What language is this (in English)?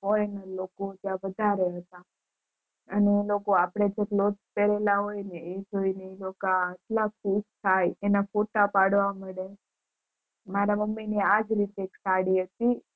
Gujarati